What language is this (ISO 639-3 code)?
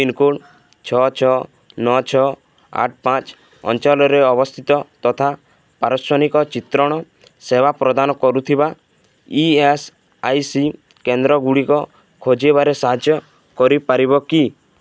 ori